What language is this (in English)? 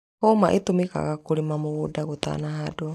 Kikuyu